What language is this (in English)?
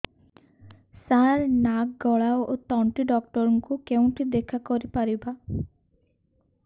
Odia